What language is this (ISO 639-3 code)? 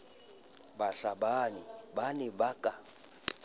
sot